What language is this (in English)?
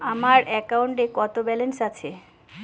Bangla